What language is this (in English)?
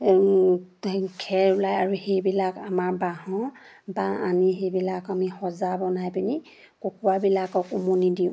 Assamese